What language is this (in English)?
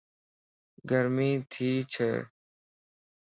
Lasi